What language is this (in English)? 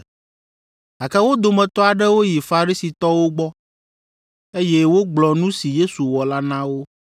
Ewe